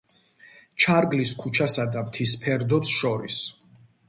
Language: Georgian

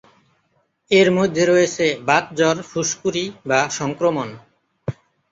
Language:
Bangla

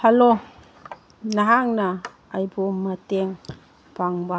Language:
Manipuri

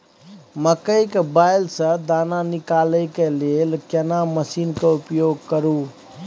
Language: Maithili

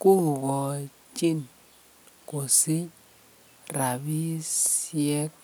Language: Kalenjin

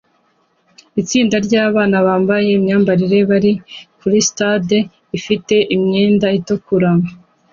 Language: Kinyarwanda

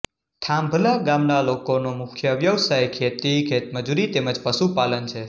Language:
Gujarati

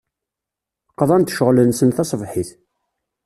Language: Kabyle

